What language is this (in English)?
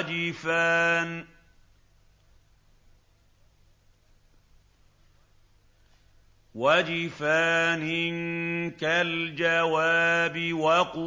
Arabic